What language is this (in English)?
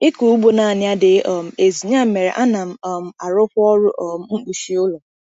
Igbo